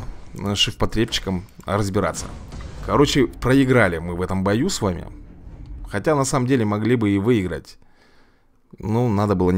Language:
Russian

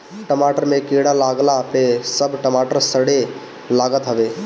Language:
Bhojpuri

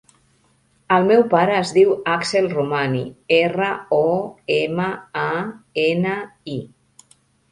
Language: Catalan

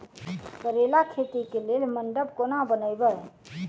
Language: Maithili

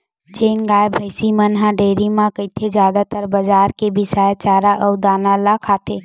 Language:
Chhattisgarhi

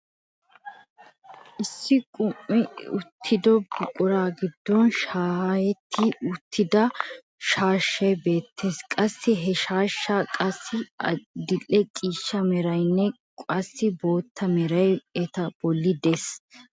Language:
Wolaytta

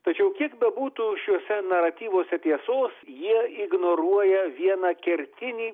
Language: Lithuanian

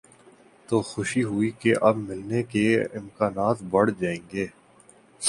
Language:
Urdu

